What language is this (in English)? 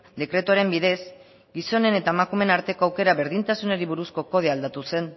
Basque